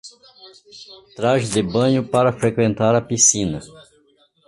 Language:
Portuguese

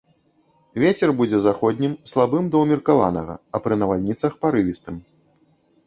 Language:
Belarusian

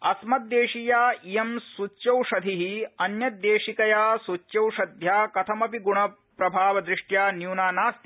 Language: Sanskrit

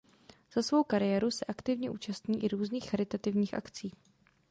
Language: Czech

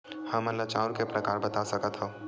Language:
Chhattisgarhi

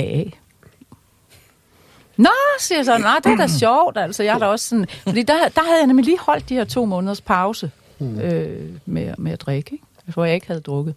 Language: Danish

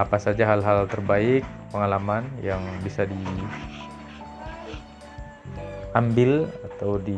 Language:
Indonesian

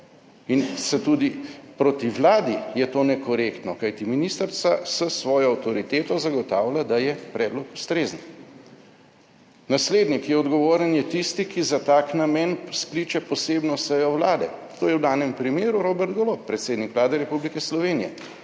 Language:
Slovenian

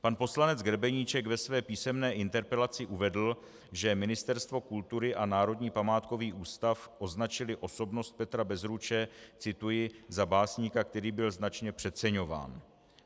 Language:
Czech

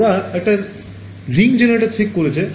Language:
Bangla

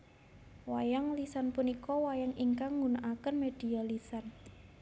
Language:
Javanese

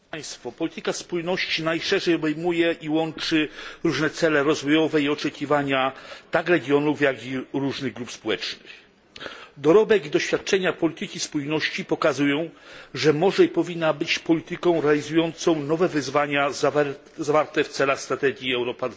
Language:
Polish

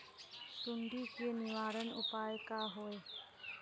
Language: Magahi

